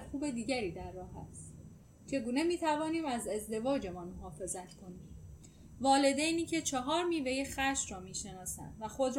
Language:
Persian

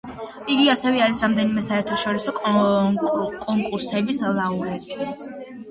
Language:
Georgian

